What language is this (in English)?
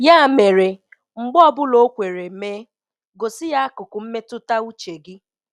Igbo